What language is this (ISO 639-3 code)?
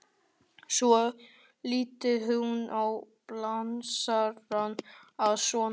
isl